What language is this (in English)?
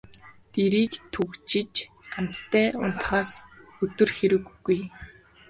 Mongolian